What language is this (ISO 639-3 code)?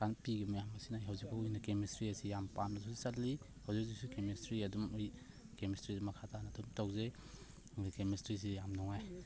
mni